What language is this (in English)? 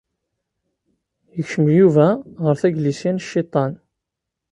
Kabyle